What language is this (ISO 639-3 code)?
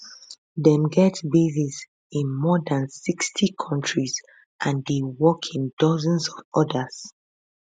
pcm